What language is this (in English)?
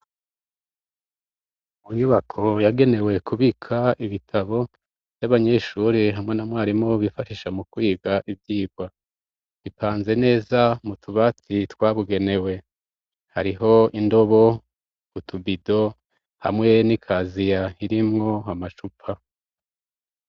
Rundi